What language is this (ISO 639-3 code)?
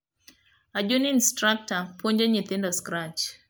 luo